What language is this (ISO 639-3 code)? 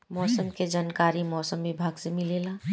bho